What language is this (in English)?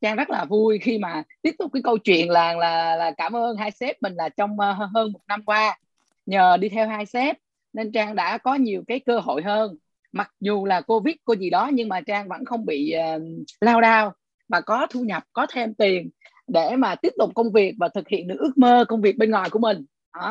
Vietnamese